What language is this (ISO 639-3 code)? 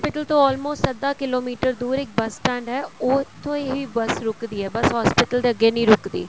pan